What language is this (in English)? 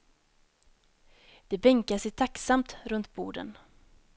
Swedish